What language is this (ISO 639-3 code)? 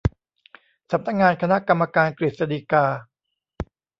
tha